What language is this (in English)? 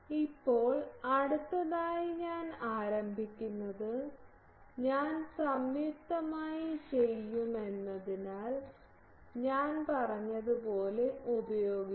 Malayalam